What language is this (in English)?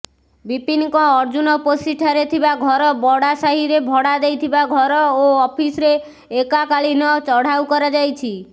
Odia